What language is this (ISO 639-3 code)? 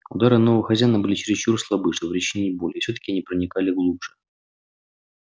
rus